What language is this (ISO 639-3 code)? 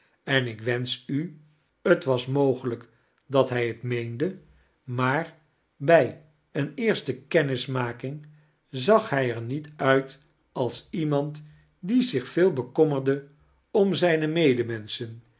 nld